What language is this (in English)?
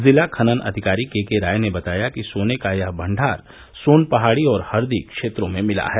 Hindi